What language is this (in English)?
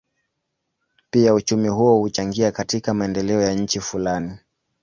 Swahili